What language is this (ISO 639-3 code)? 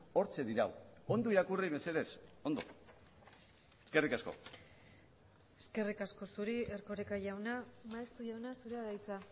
eus